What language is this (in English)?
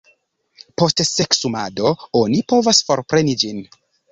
Esperanto